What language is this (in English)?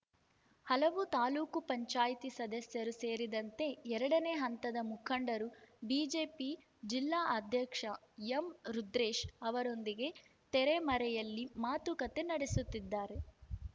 Kannada